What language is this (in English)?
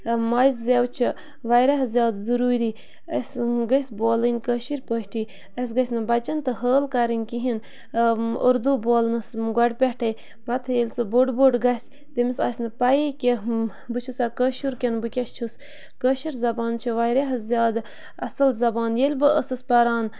Kashmiri